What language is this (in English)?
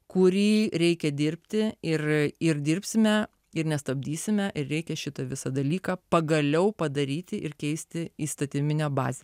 Lithuanian